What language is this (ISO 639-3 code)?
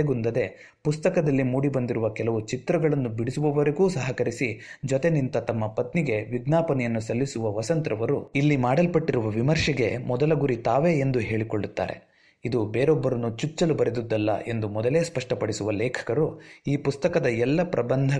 kan